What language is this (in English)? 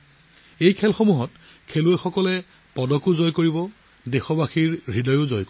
Assamese